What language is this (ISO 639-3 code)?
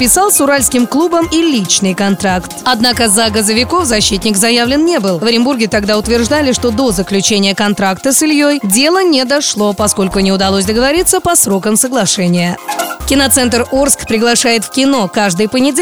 rus